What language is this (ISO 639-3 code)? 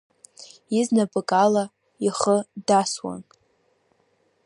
abk